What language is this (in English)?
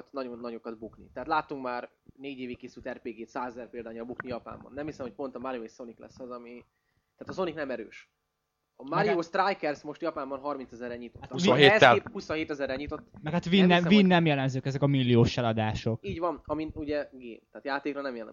Hungarian